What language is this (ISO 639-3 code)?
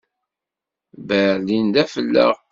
kab